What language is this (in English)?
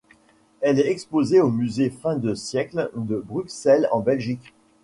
French